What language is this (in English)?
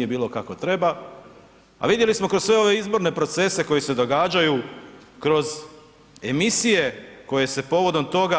Croatian